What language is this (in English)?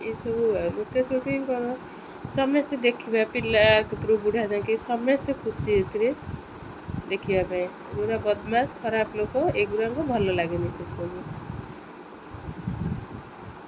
Odia